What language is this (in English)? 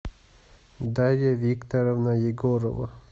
Russian